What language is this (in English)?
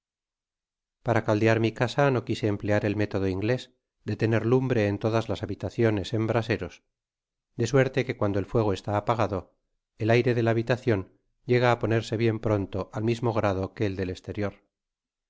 Spanish